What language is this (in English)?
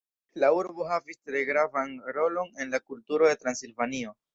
Esperanto